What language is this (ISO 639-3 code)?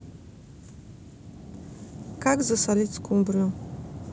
rus